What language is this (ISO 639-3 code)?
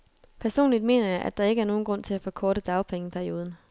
dan